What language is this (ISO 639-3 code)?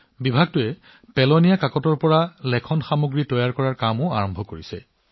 asm